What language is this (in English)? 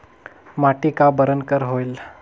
Chhattisgarhi